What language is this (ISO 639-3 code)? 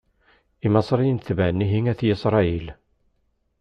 kab